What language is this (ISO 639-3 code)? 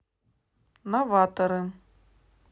rus